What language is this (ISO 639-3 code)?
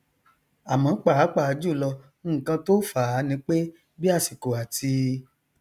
yor